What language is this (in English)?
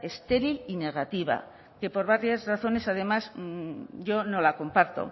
Spanish